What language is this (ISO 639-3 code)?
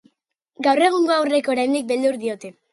eus